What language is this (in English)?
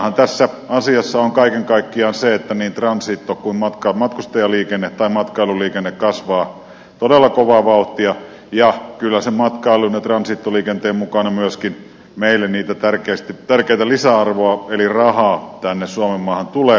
Finnish